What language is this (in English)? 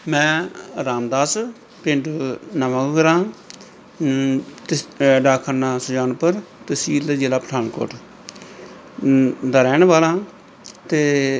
Punjabi